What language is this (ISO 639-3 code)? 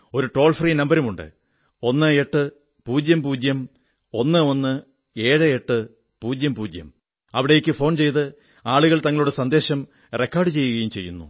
mal